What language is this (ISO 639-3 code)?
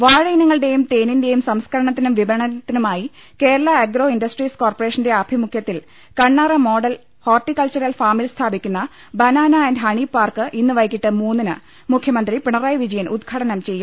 mal